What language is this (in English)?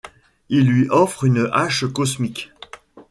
French